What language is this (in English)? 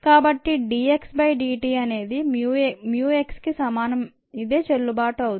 Telugu